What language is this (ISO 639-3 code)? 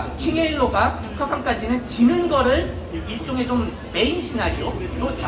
kor